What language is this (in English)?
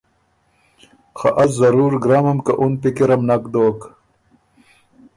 Ormuri